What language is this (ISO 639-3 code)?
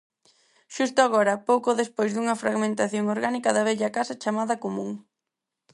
glg